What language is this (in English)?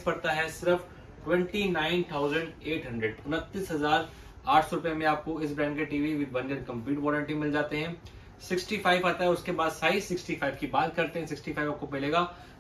Hindi